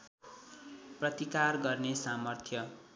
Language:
Nepali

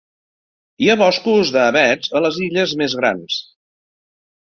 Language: Catalan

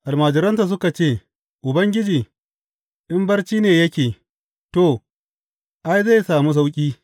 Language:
Hausa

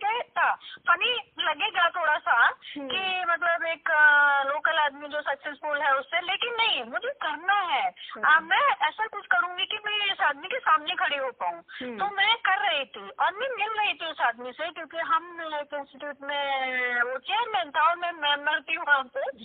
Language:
Hindi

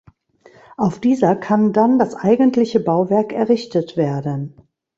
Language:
German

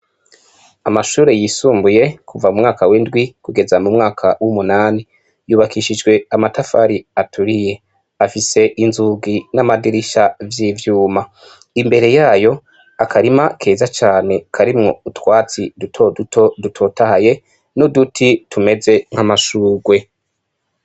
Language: Rundi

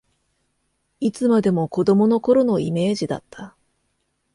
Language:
Japanese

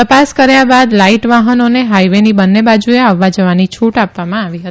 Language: Gujarati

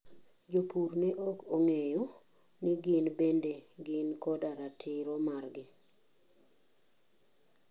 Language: Luo (Kenya and Tanzania)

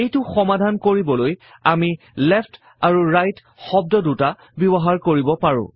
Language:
Assamese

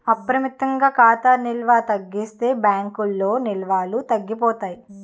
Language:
Telugu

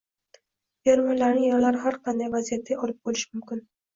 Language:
Uzbek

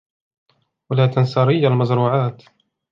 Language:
Arabic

